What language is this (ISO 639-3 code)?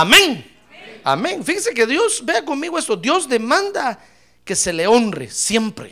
spa